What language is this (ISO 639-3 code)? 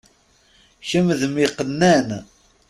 kab